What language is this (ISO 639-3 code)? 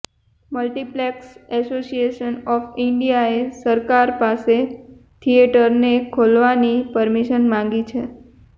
guj